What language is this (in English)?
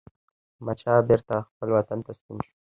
Pashto